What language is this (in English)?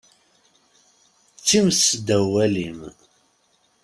Kabyle